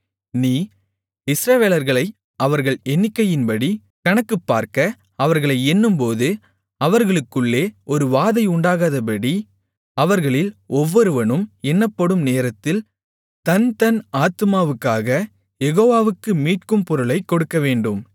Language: Tamil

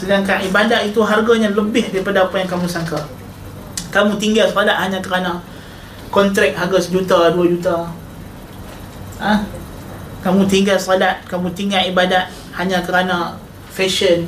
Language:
Malay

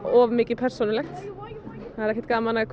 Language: Icelandic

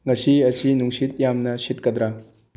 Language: Manipuri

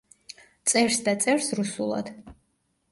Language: Georgian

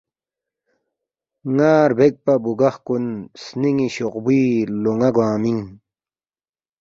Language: Balti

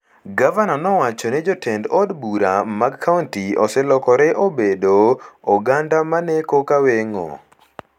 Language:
Luo (Kenya and Tanzania)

